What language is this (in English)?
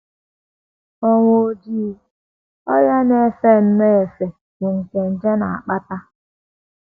Igbo